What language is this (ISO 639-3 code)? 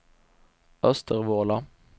swe